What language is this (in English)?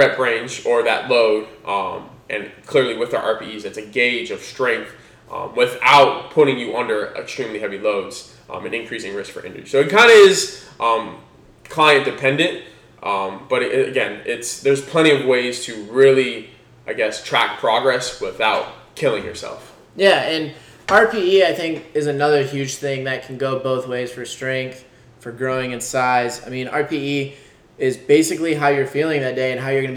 English